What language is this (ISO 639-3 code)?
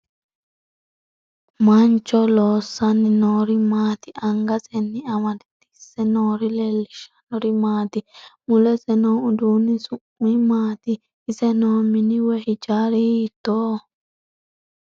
sid